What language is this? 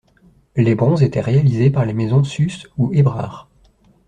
French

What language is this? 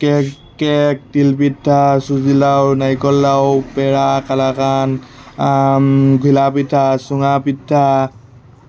Assamese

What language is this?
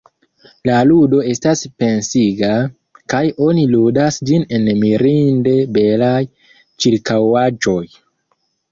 Esperanto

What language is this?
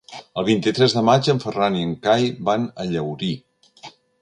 Catalan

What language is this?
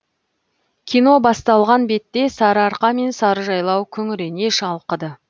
Kazakh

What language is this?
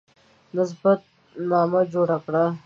Pashto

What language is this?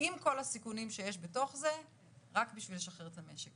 Hebrew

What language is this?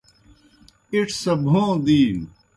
Kohistani Shina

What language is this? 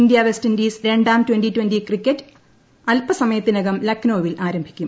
Malayalam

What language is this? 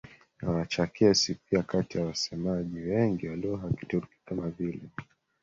Swahili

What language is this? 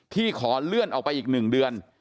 Thai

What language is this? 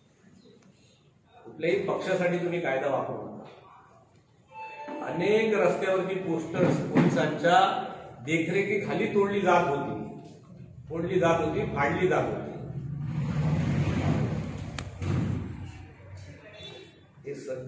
Hindi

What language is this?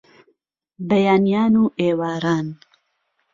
Central Kurdish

